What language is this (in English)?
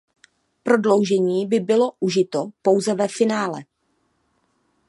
Czech